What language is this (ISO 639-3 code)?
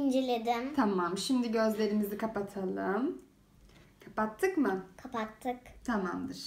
tur